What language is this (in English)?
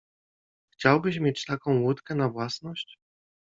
Polish